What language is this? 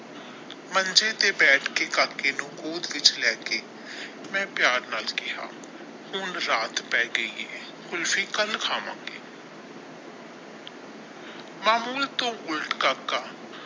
Punjabi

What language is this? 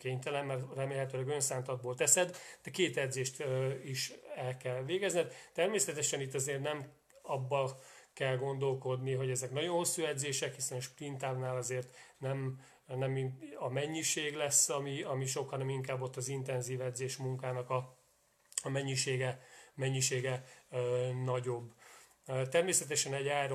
Hungarian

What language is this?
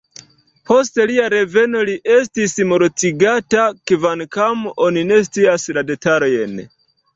Esperanto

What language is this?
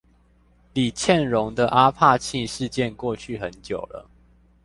Chinese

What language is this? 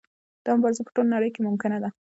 Pashto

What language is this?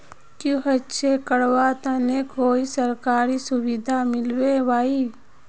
Magahi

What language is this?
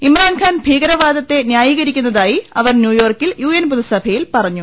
Malayalam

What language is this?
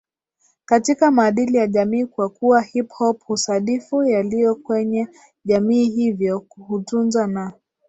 Swahili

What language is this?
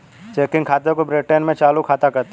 Hindi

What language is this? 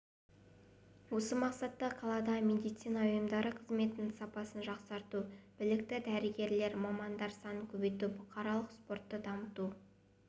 Kazakh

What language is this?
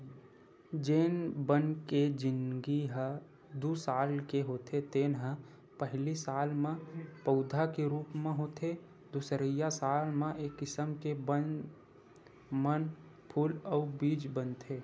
Chhattisgarhi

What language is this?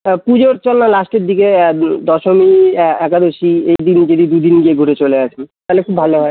Bangla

